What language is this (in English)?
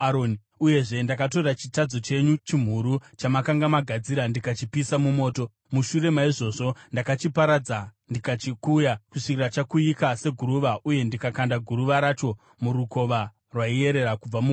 Shona